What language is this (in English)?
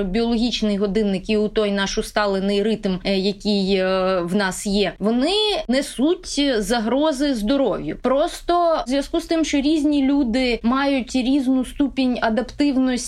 Ukrainian